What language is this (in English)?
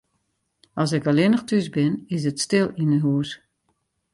Western Frisian